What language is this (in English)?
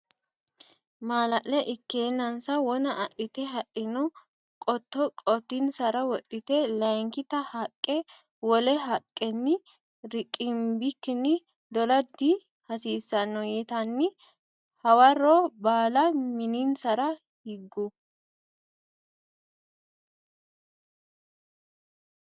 Sidamo